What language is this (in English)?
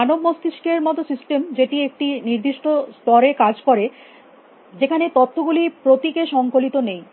Bangla